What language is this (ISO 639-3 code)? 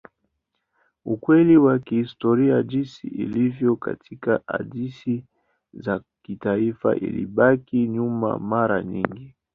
swa